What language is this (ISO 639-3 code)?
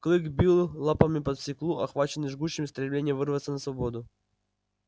rus